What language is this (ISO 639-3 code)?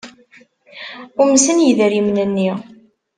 kab